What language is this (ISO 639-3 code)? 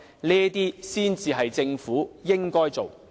yue